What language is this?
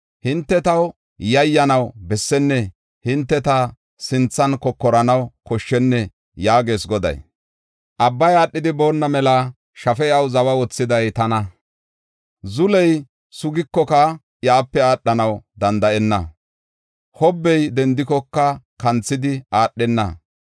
Gofa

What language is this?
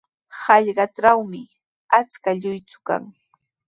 Sihuas Ancash Quechua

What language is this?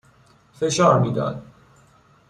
Persian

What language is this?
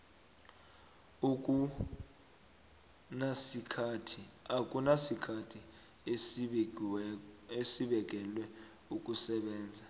South Ndebele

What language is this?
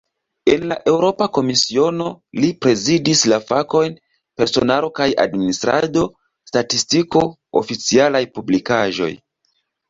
Esperanto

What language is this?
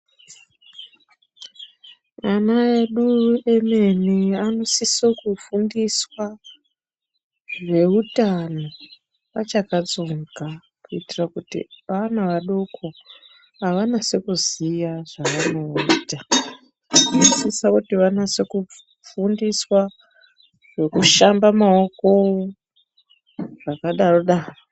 Ndau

